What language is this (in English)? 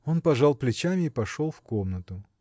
Russian